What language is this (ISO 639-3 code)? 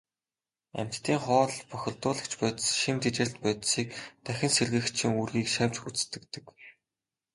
mon